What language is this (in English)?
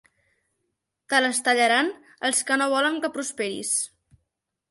Catalan